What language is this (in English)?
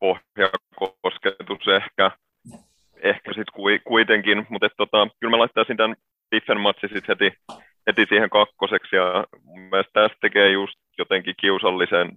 Finnish